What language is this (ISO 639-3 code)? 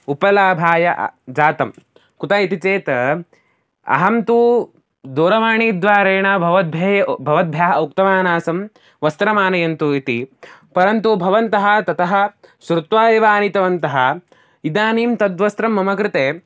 san